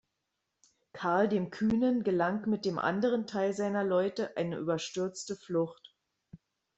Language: German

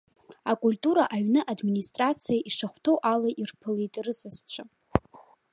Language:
Abkhazian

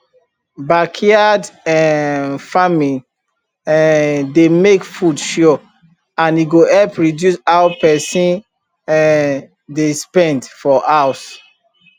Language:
Nigerian Pidgin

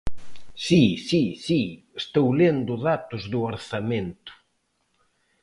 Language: Galician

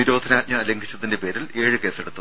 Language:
Malayalam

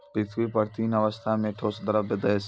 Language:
Maithili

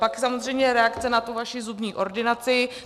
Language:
Czech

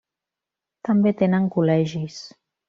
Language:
Catalan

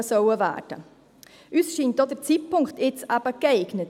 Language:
Swiss German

